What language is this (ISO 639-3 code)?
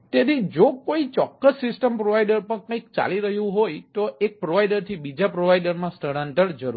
guj